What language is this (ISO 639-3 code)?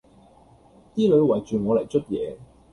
yue